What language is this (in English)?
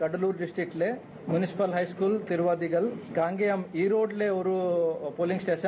Tamil